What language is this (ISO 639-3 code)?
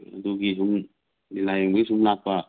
mni